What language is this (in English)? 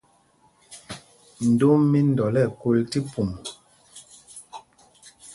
Mpumpong